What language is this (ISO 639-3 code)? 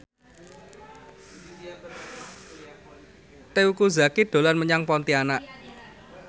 jav